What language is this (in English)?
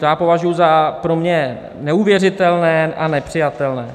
Czech